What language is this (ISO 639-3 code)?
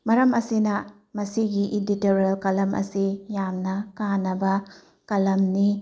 mni